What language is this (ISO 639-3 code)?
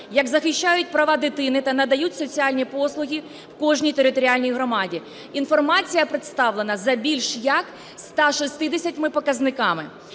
ukr